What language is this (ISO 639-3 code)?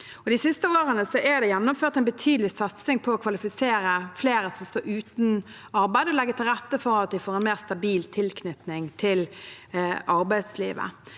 nor